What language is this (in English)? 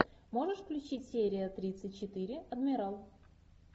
Russian